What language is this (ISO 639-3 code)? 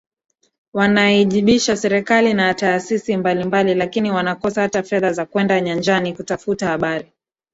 swa